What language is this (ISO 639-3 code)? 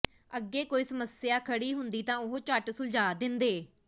pan